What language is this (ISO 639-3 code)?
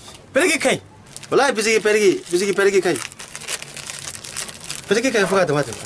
ara